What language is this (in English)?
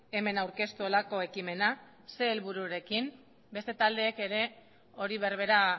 Basque